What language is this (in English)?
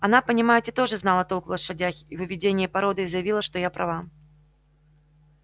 Russian